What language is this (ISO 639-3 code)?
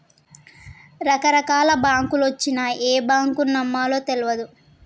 tel